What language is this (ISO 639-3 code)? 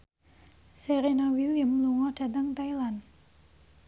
jav